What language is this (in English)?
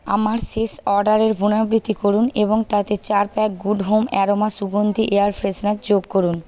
Bangla